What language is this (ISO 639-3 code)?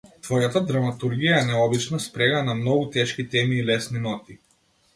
mkd